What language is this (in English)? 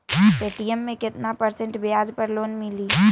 Magahi